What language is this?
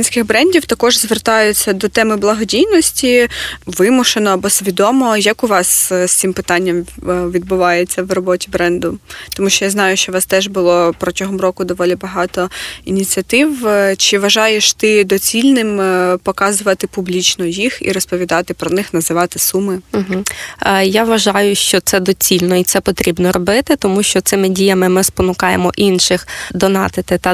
Ukrainian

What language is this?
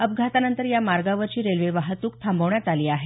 Marathi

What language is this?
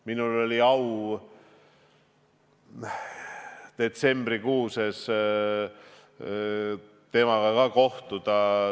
Estonian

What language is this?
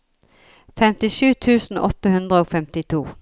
Norwegian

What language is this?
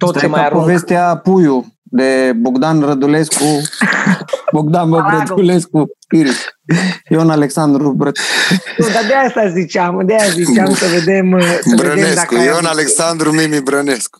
Romanian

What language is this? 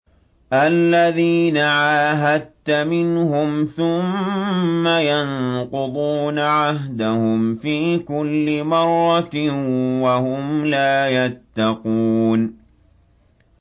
Arabic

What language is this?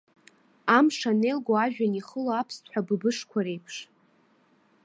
Abkhazian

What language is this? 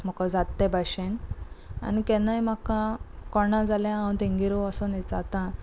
Konkani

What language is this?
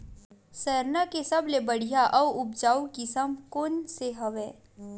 Chhattisgarhi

